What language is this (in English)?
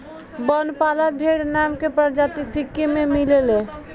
Bhojpuri